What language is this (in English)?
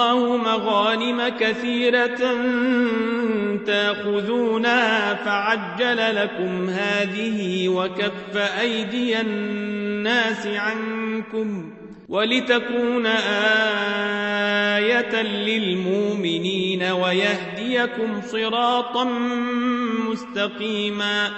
Arabic